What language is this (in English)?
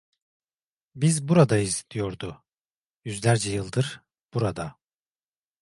Turkish